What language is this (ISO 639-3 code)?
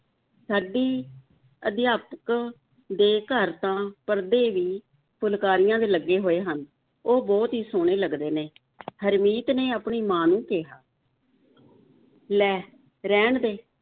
pan